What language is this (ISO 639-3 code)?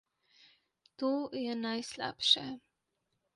slv